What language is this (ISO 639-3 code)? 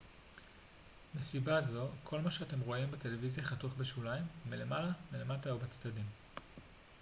heb